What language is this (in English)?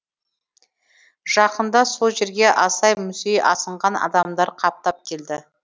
Kazakh